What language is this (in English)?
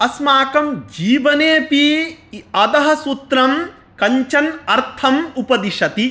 Sanskrit